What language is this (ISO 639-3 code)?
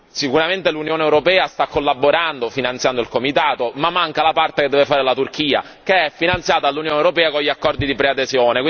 ita